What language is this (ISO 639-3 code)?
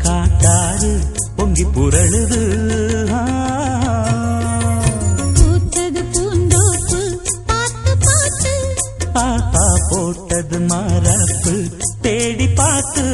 tam